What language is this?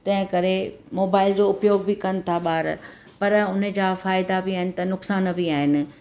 Sindhi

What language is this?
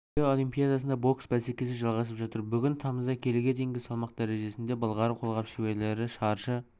Kazakh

